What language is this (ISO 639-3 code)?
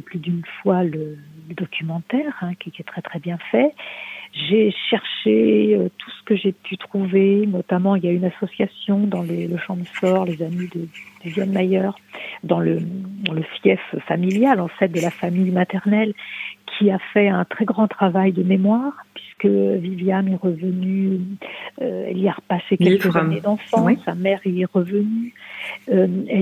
fra